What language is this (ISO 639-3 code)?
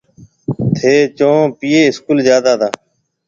mve